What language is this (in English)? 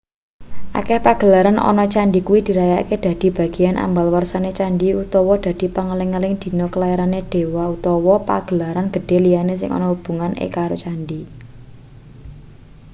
Javanese